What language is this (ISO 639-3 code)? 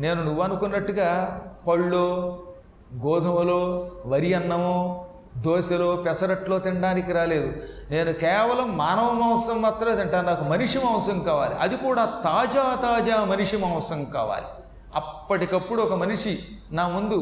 tel